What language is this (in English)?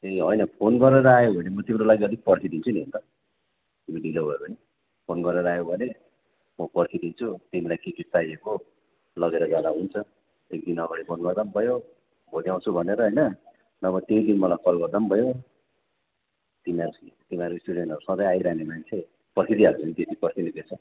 Nepali